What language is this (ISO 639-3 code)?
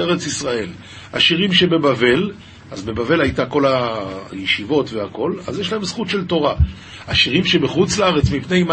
heb